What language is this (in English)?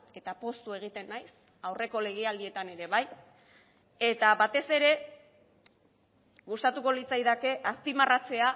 Basque